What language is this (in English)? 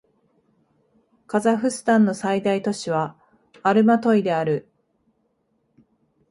Japanese